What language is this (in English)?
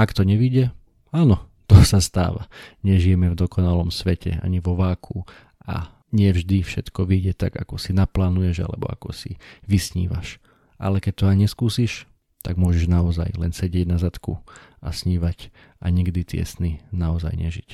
Slovak